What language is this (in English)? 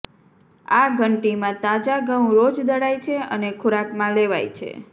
Gujarati